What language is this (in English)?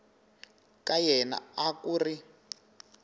Tsonga